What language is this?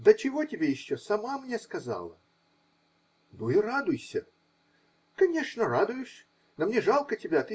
Russian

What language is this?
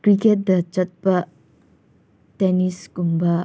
Manipuri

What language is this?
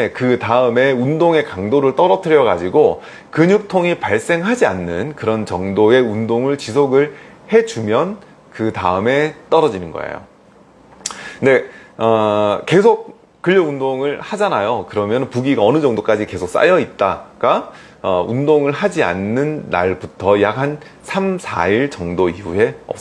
Korean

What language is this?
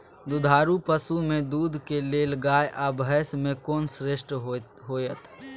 Maithili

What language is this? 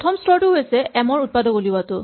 Assamese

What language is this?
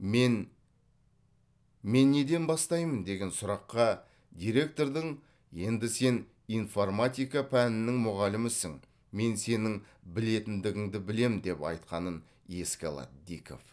Kazakh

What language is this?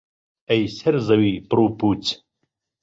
Central Kurdish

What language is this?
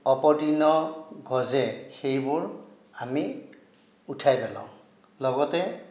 Assamese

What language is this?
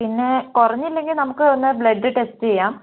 Malayalam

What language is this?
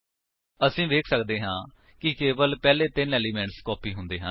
Punjabi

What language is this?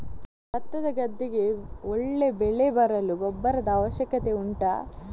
Kannada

